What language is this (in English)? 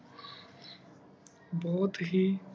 Punjabi